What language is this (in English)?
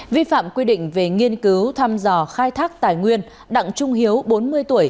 Vietnamese